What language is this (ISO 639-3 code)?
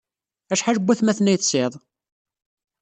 kab